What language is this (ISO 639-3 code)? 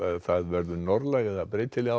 isl